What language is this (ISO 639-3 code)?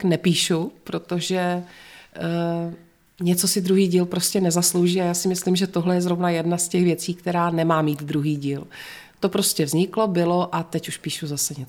ces